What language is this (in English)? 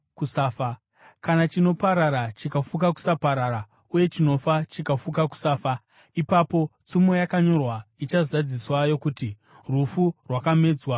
Shona